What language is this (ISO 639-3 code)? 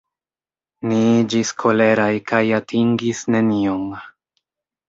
epo